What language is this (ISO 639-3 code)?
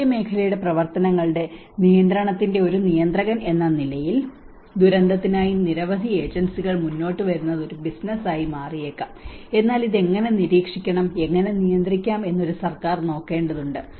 mal